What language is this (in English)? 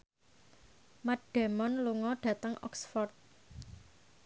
Javanese